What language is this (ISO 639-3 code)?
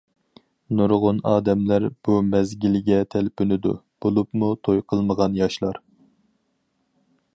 uig